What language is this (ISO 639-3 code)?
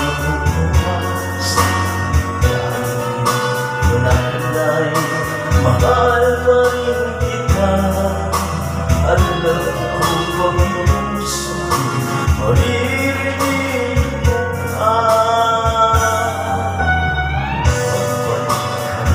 ara